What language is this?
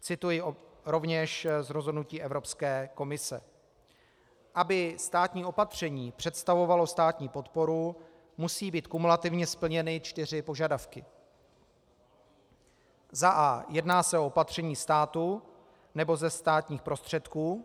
Czech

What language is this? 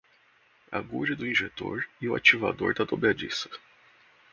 Portuguese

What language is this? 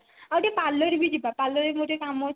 Odia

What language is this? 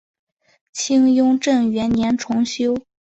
Chinese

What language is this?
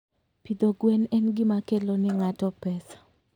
Luo (Kenya and Tanzania)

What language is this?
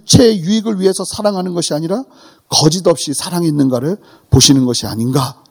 Korean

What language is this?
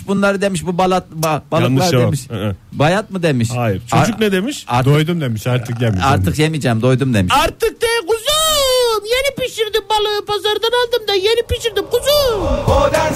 Turkish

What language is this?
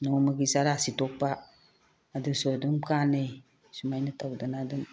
Manipuri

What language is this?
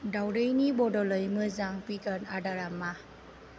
Bodo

